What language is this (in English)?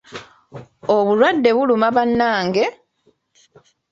Ganda